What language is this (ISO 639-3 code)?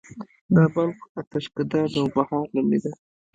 pus